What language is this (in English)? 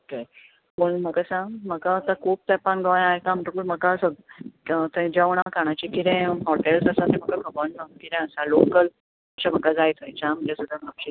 Konkani